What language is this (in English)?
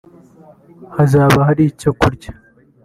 Kinyarwanda